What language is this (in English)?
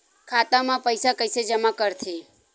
Chhattisgarhi